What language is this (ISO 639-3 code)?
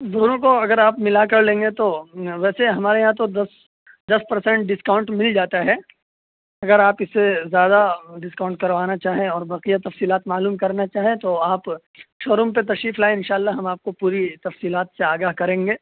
urd